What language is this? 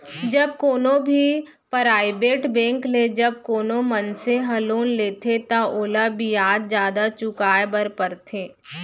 Chhattisgarhi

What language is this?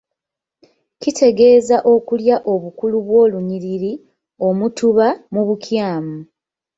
Ganda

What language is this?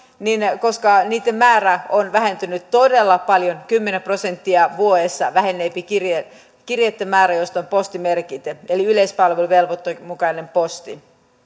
Finnish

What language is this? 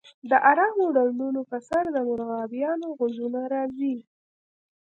Pashto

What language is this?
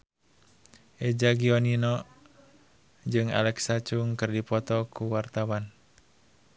Sundanese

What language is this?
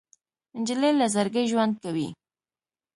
Pashto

